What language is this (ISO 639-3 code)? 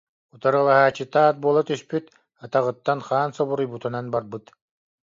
sah